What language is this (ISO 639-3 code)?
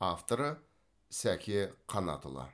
kaz